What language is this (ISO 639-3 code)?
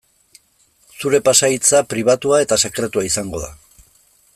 eus